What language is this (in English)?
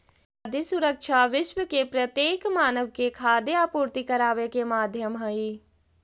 Magahi